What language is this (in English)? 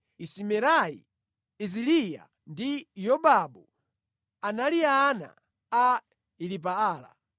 Nyanja